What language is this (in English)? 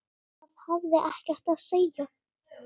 Icelandic